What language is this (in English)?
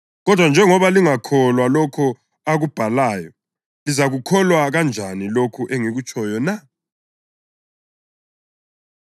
North Ndebele